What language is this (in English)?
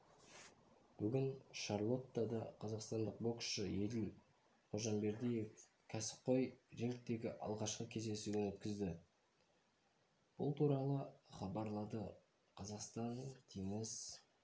Kazakh